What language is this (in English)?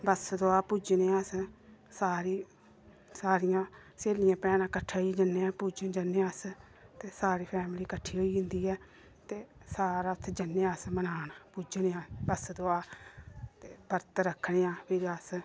Dogri